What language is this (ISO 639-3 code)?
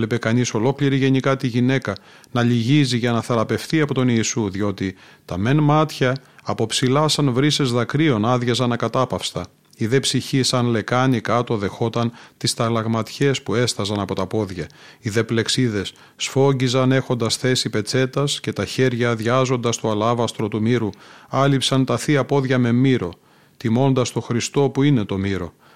ell